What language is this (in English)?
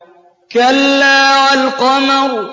Arabic